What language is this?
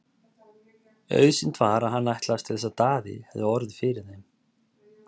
Icelandic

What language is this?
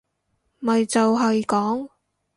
Cantonese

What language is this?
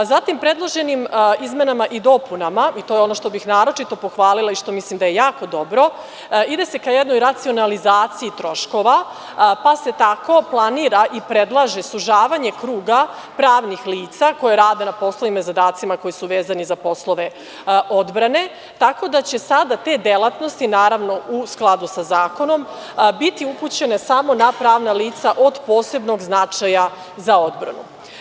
Serbian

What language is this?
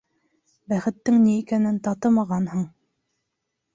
Bashkir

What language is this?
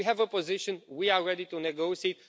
English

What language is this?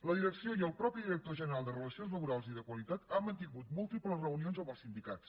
Catalan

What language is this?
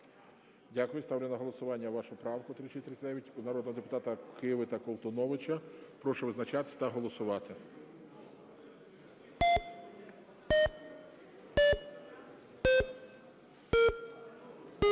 Ukrainian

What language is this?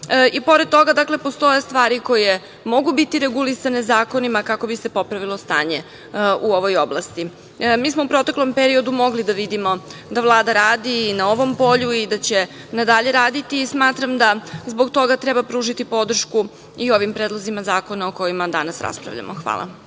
Serbian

